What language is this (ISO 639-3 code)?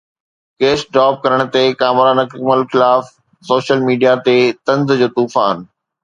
snd